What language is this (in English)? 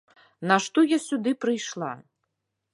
Belarusian